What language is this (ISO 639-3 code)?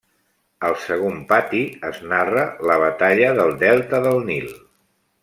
cat